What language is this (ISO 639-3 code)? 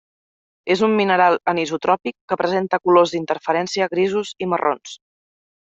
cat